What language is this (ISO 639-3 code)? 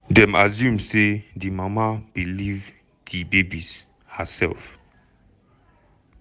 pcm